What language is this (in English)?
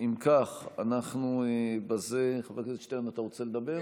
Hebrew